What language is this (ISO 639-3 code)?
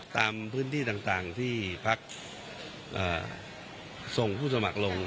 tha